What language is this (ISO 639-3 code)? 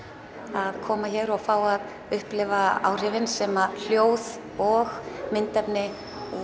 isl